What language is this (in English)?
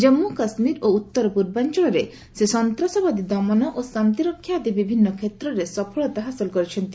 Odia